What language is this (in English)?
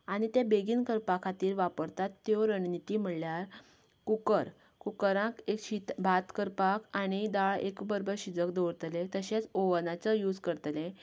Konkani